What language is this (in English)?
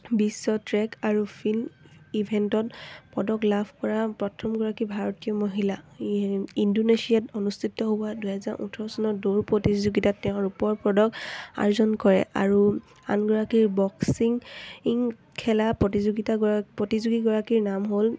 Assamese